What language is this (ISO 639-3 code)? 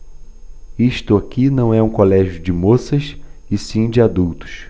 por